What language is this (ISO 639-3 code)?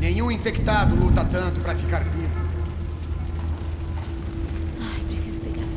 por